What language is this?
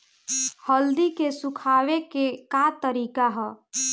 Bhojpuri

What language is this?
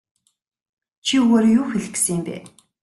Mongolian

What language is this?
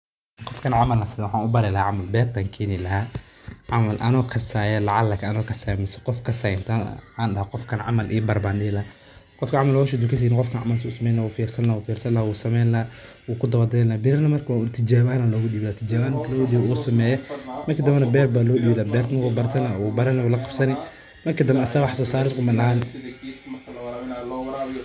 Somali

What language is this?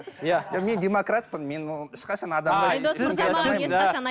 Kazakh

